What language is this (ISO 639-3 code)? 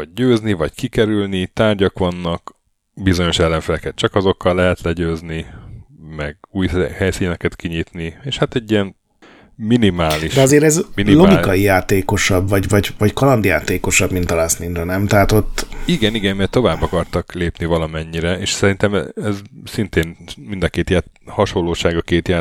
hun